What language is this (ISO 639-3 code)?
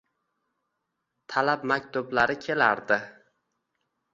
uzb